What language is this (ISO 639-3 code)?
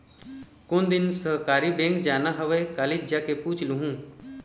hne